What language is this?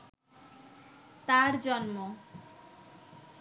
Bangla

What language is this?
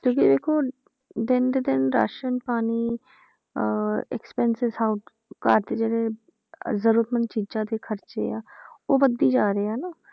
Punjabi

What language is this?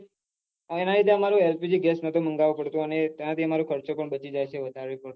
Gujarati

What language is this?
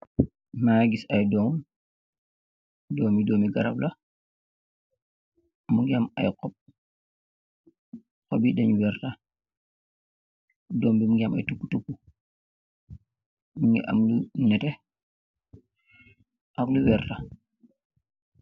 Wolof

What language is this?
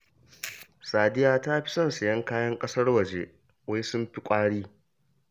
Hausa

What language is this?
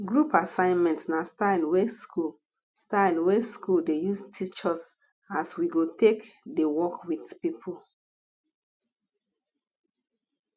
Nigerian Pidgin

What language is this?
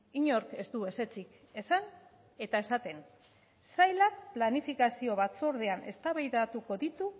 Basque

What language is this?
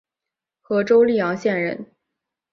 Chinese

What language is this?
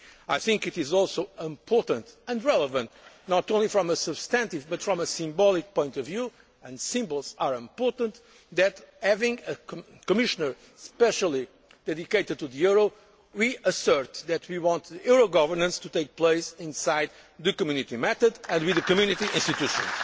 English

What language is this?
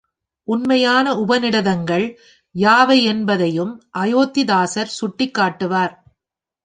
Tamil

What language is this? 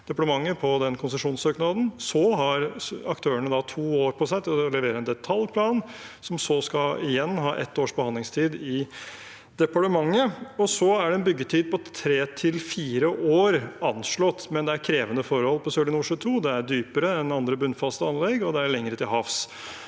Norwegian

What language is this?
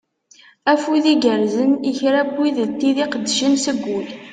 Kabyle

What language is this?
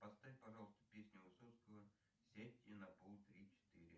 Russian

